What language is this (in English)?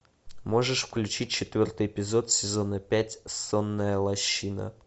Russian